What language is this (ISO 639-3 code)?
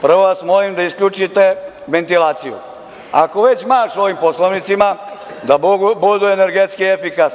srp